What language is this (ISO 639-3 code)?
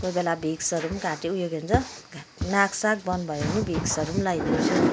nep